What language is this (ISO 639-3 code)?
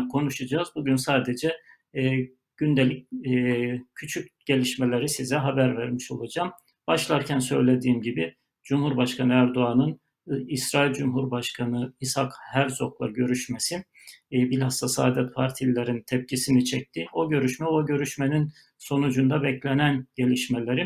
tur